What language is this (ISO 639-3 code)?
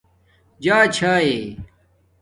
dmk